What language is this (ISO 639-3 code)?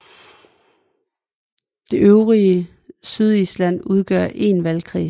dan